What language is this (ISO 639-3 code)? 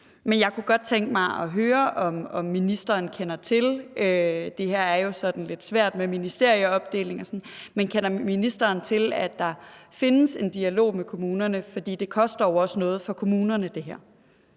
dan